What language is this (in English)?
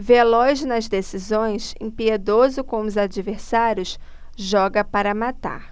Portuguese